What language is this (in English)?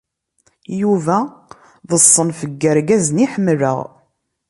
Kabyle